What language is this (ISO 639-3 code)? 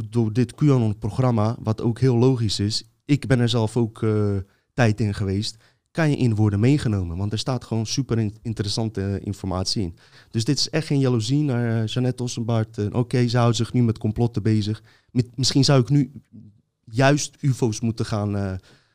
nld